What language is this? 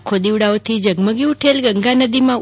Gujarati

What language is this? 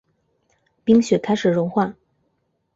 Chinese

